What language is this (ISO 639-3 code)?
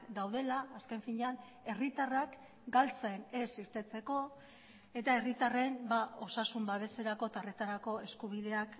eus